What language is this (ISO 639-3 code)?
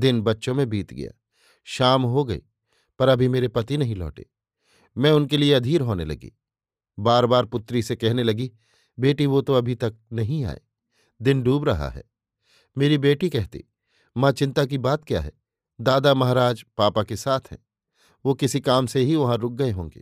hin